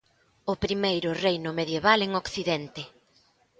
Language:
Galician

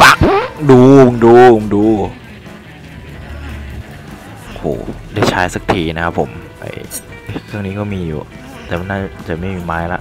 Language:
Thai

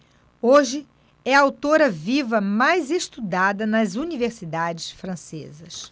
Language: Portuguese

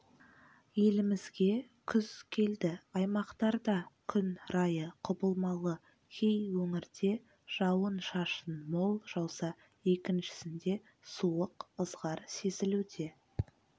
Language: Kazakh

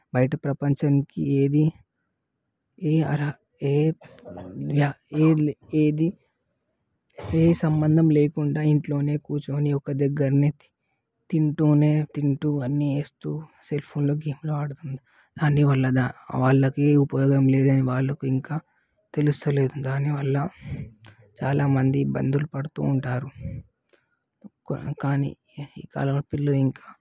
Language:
Telugu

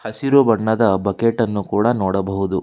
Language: Kannada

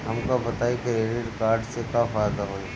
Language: Bhojpuri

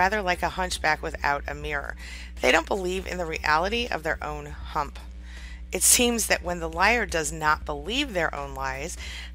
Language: English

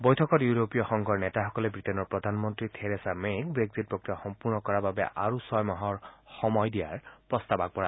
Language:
Assamese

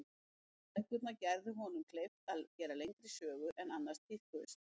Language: Icelandic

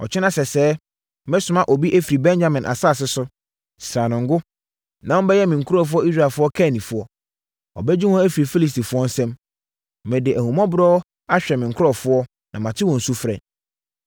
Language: Akan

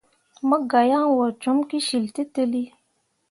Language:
Mundang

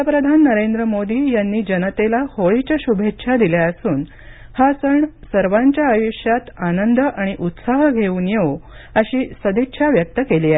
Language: Marathi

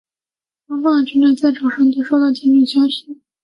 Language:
Chinese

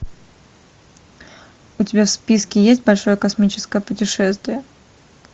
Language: Russian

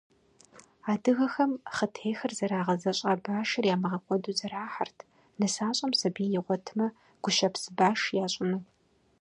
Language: Kabardian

